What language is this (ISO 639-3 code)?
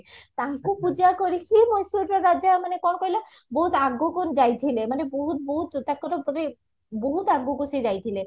ori